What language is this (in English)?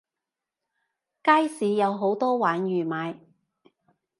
Cantonese